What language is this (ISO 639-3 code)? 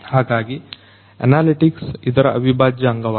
kan